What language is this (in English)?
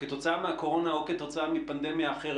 Hebrew